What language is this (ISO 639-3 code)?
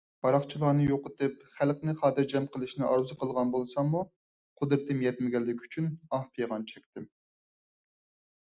uig